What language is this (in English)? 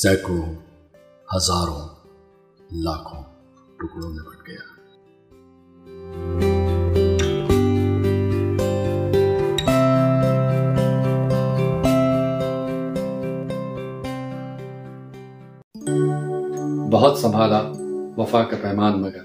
Urdu